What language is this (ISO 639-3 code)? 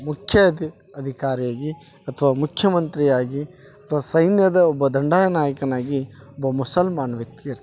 kan